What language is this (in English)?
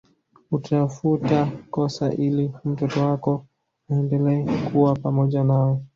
Swahili